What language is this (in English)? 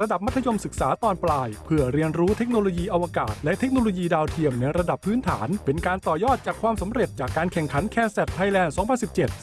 Thai